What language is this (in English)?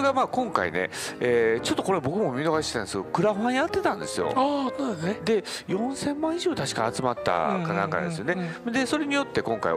Japanese